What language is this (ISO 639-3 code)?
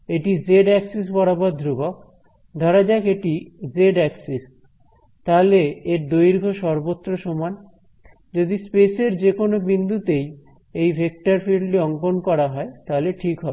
ben